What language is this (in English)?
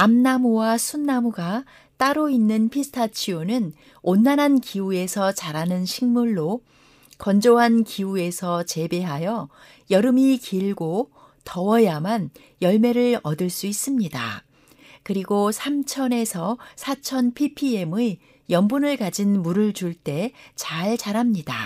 Korean